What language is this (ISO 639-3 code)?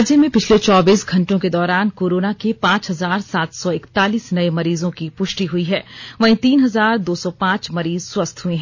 hin